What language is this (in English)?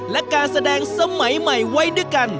Thai